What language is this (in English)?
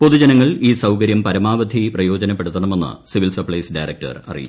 Malayalam